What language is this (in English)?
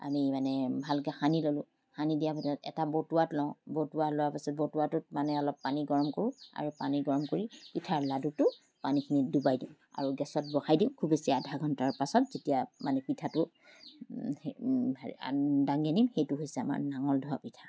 Assamese